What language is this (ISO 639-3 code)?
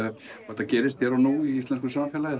isl